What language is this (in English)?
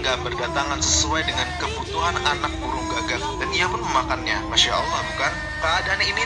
Indonesian